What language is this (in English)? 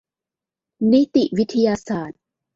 Thai